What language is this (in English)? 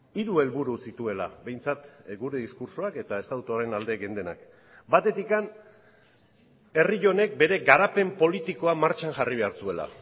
Basque